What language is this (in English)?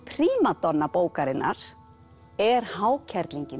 Icelandic